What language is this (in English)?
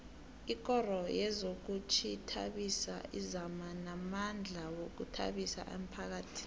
South Ndebele